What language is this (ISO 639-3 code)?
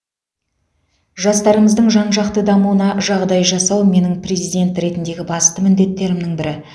kaz